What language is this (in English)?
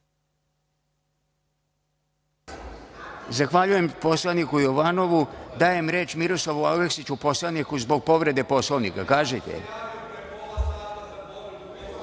Serbian